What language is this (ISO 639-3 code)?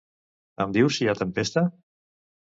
cat